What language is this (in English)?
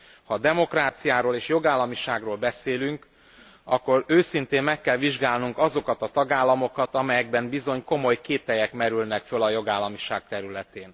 Hungarian